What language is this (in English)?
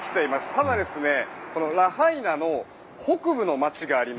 Japanese